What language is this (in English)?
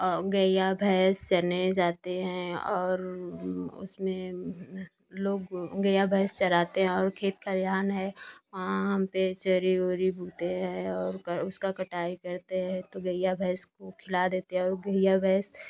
Hindi